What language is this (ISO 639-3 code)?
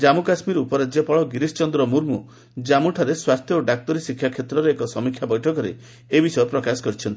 ori